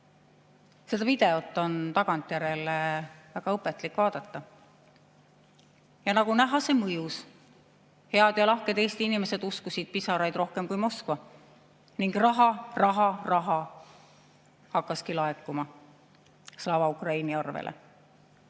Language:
Estonian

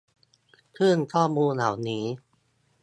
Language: Thai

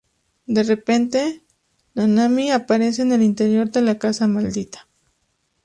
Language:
Spanish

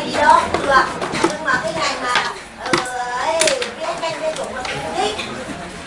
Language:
Vietnamese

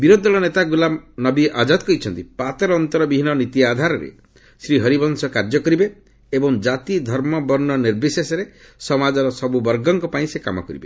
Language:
Odia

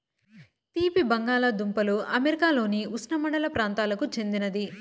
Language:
Telugu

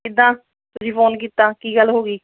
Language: Punjabi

